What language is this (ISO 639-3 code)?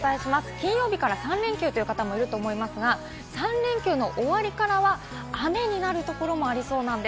jpn